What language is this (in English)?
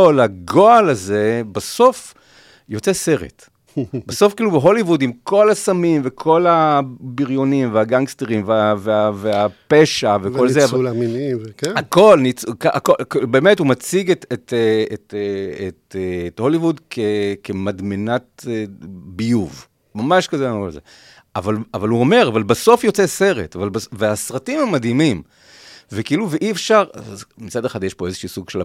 Hebrew